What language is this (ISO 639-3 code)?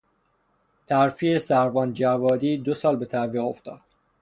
fas